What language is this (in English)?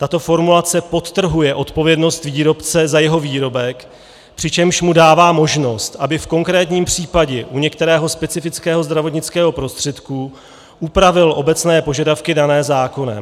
Czech